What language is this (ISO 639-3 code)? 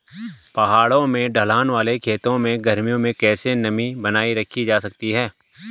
hin